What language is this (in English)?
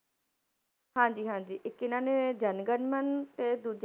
Punjabi